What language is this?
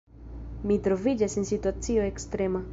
Esperanto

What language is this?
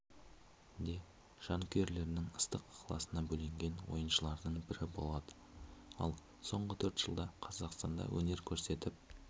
Kazakh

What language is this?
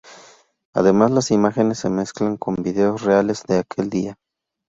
Spanish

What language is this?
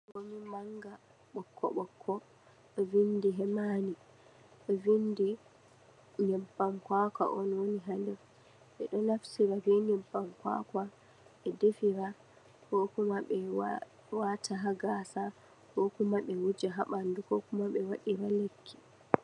Fula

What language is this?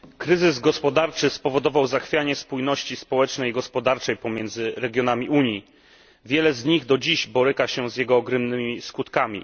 Polish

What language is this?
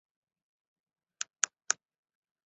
Chinese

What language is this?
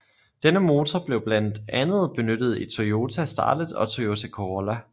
Danish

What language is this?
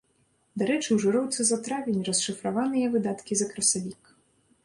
Belarusian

